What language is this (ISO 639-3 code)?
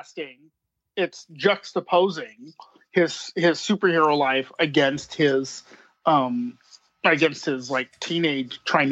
eng